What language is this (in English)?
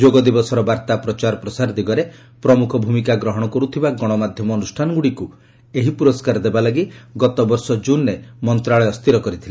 Odia